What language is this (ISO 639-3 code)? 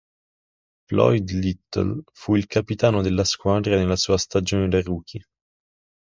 ita